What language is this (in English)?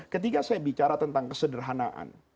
Indonesian